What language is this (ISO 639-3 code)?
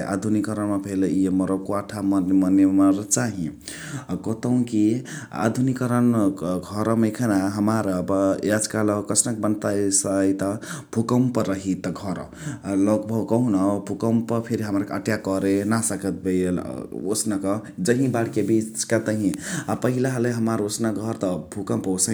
the